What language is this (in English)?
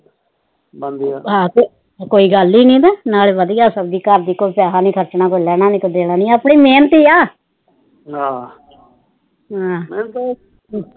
Punjabi